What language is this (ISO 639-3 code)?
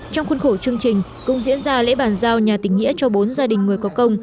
vie